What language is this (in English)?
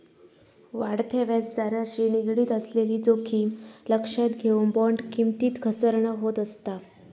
Marathi